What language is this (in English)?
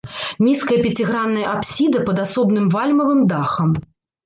Belarusian